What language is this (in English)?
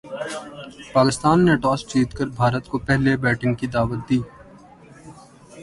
Urdu